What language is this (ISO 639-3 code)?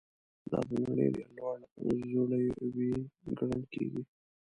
pus